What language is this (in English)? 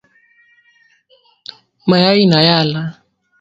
Swahili